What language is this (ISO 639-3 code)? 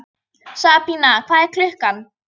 isl